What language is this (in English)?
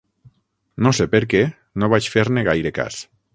Catalan